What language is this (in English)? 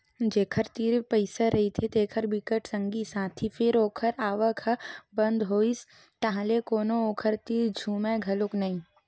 Chhattisgarhi